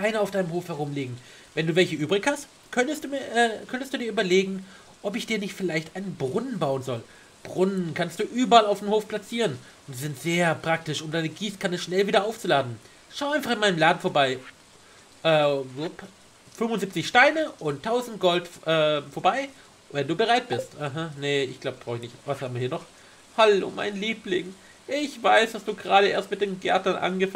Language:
German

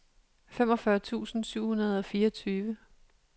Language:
Danish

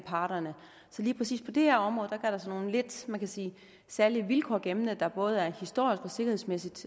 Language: Danish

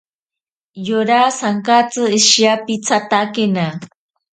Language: Ashéninka Perené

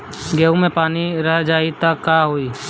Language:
Bhojpuri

